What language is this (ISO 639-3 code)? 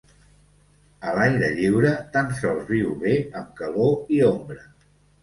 cat